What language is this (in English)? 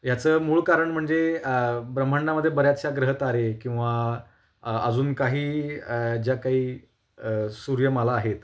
Marathi